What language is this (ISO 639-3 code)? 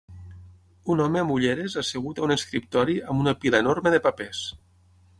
cat